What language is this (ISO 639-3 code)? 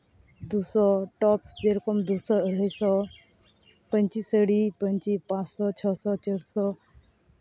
sat